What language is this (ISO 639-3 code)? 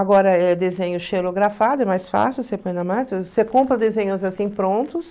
por